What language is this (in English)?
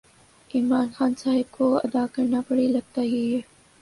Urdu